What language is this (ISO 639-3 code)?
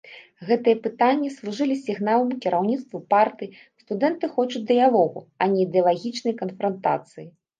bel